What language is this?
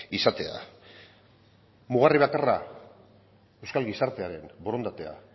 Basque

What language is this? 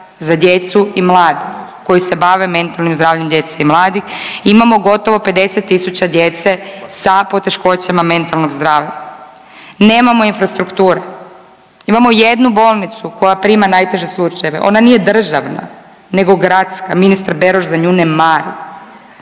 Croatian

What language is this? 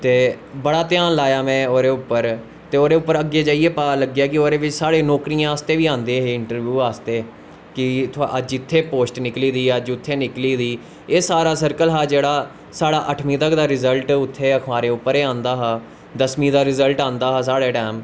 Dogri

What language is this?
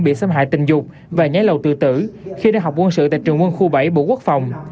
Vietnamese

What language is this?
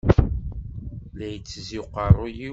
Kabyle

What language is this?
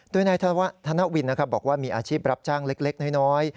Thai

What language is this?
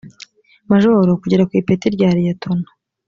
Kinyarwanda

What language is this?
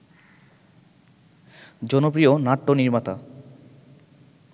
Bangla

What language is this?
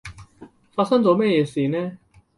Cantonese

